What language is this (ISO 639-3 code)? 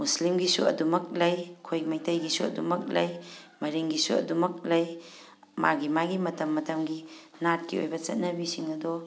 mni